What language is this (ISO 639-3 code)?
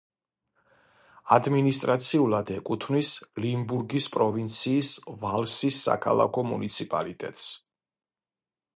kat